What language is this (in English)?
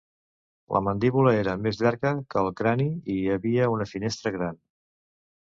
Catalan